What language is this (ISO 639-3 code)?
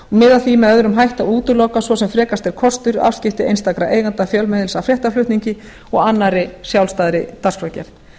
isl